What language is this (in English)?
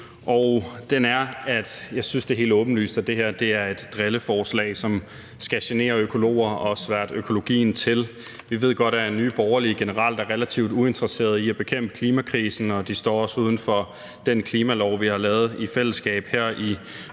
Danish